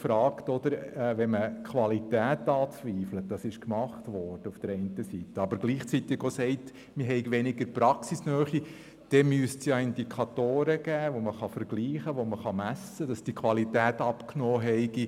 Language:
Swiss German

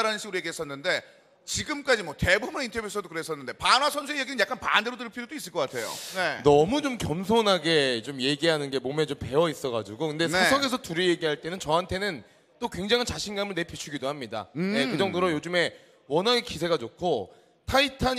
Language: Korean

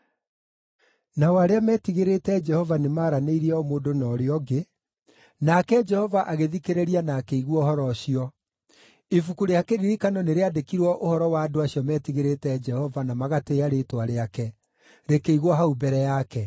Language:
Kikuyu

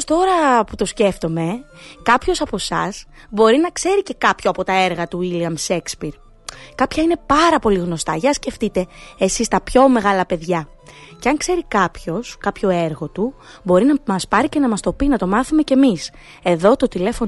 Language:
Greek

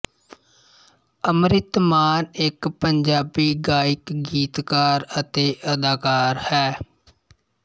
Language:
Punjabi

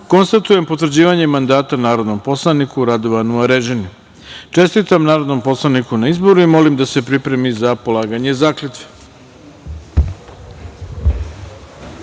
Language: Serbian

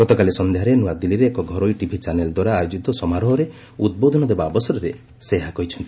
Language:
Odia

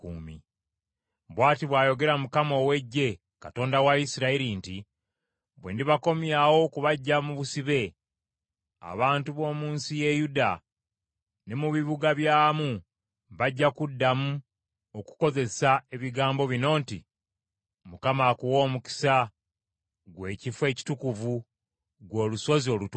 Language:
Ganda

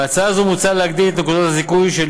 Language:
Hebrew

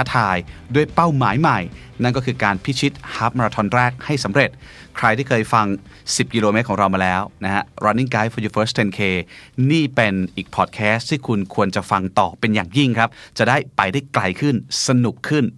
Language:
Thai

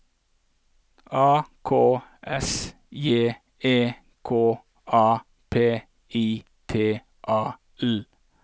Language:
Norwegian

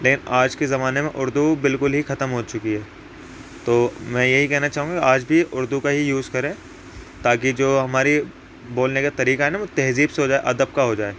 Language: Urdu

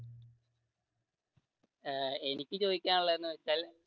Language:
Malayalam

